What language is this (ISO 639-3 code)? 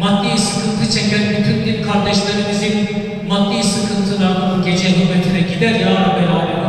tur